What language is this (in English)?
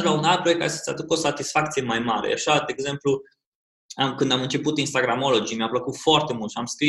Romanian